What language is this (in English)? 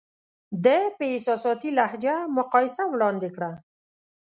Pashto